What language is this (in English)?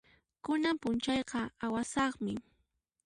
Puno Quechua